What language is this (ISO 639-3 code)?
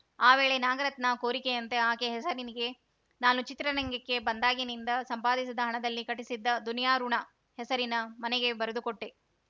kan